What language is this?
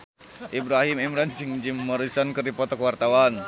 Sundanese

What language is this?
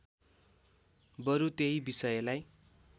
Nepali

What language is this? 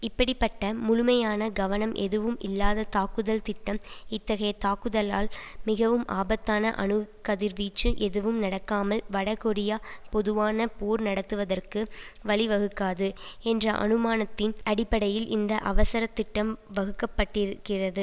Tamil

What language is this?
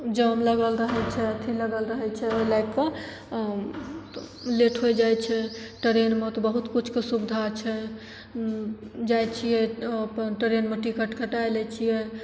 Maithili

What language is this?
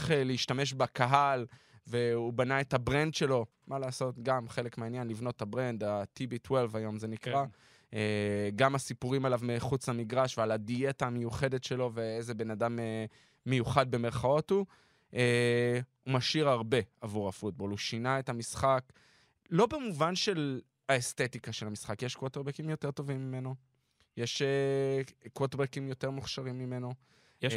Hebrew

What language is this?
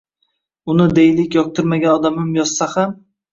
Uzbek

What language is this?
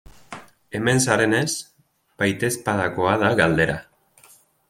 Basque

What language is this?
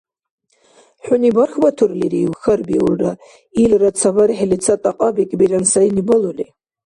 Dargwa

